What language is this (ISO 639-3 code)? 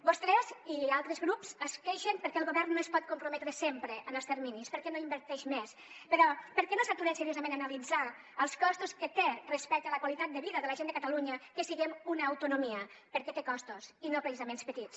cat